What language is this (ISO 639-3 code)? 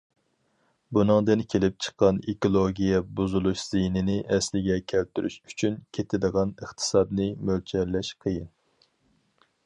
uig